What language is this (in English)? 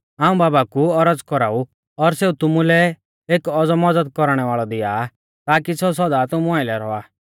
Mahasu Pahari